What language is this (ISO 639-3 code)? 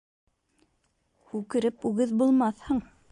bak